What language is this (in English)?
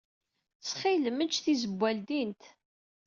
Kabyle